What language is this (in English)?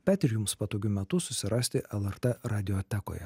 Lithuanian